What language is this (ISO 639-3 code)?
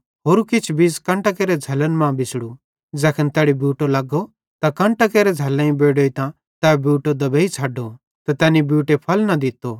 bhd